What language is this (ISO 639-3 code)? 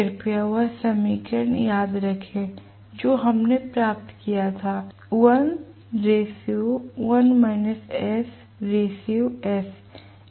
hin